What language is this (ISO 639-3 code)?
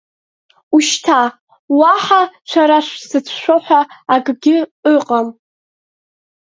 abk